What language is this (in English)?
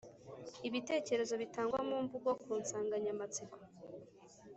Kinyarwanda